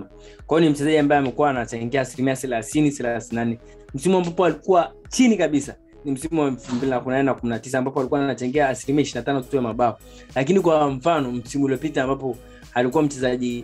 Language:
Swahili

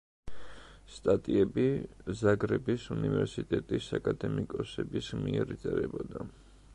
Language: Georgian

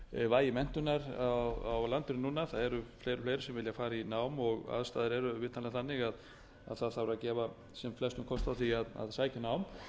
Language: Icelandic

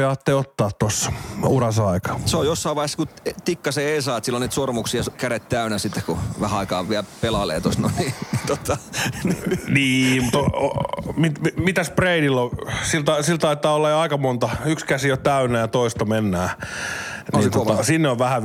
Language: Finnish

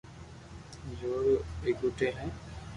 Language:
Loarki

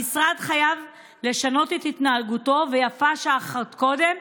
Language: Hebrew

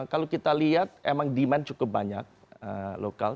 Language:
Indonesian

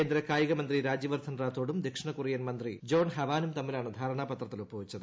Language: Malayalam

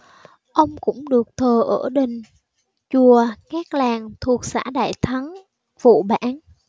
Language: Vietnamese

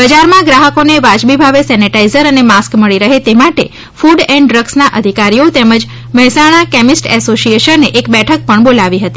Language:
Gujarati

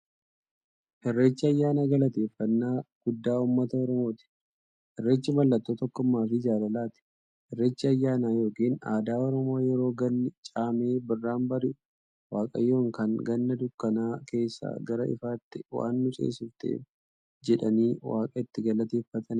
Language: Oromo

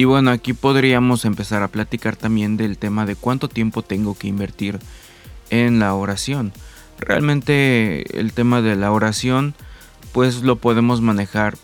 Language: Spanish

